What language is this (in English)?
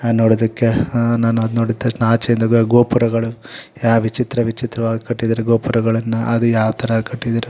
Kannada